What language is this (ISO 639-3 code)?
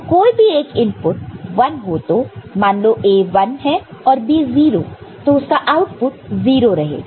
hin